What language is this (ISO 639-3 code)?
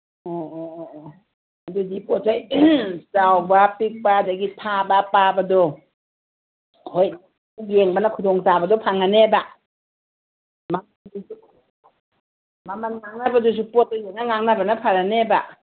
mni